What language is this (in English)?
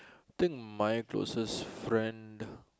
English